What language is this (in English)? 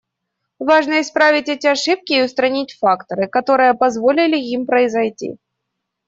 Russian